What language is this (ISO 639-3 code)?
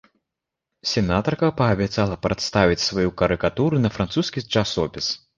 bel